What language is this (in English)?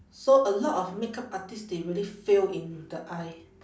English